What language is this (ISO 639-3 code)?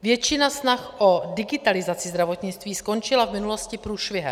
ces